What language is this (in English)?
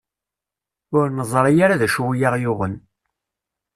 Kabyle